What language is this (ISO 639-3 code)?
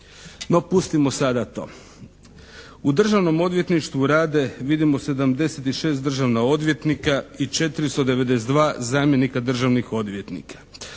hrv